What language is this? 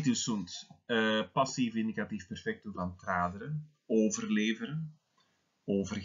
Dutch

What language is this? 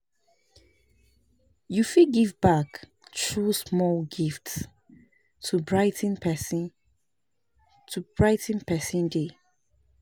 Nigerian Pidgin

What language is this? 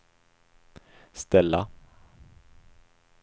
Swedish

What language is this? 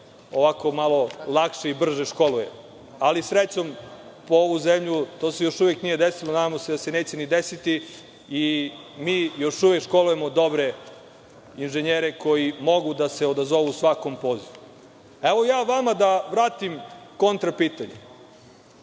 Serbian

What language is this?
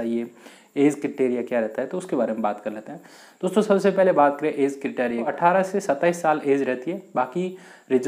Hindi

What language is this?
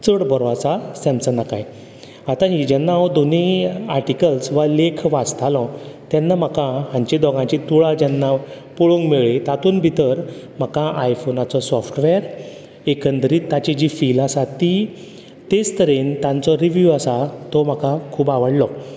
Konkani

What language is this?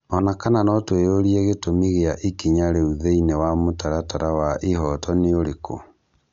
Kikuyu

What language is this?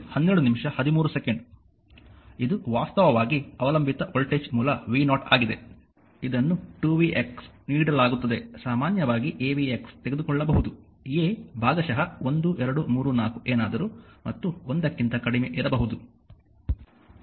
Kannada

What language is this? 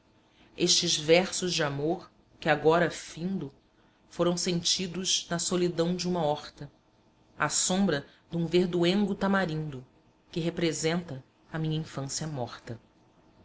Portuguese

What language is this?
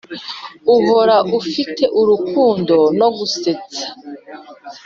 Kinyarwanda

